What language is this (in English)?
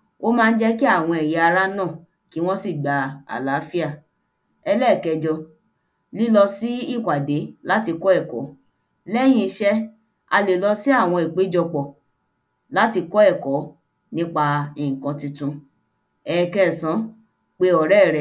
Yoruba